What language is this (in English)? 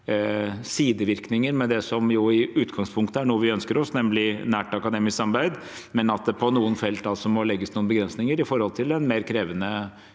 Norwegian